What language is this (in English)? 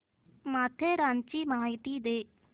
Marathi